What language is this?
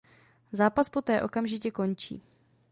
Czech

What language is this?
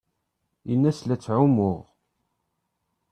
Kabyle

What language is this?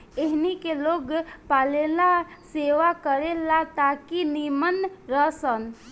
Bhojpuri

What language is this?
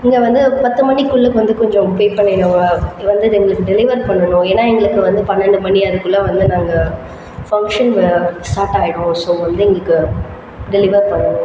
Tamil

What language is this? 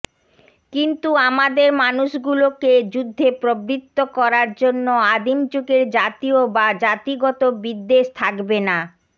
Bangla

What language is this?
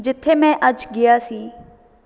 Punjabi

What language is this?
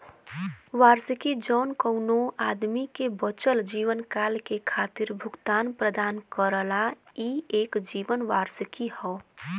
Bhojpuri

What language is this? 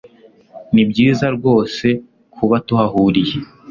Kinyarwanda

